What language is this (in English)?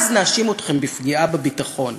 Hebrew